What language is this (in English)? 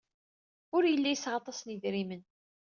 Kabyle